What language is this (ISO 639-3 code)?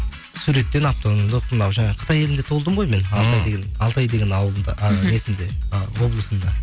kaz